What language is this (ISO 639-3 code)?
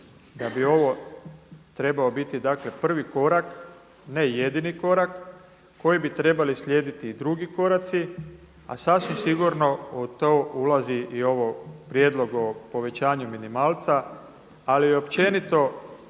hrv